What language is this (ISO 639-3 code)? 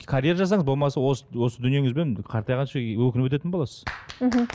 kaz